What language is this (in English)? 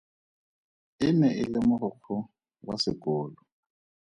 Tswana